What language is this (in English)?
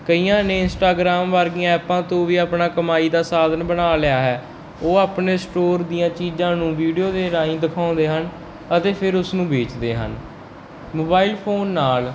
Punjabi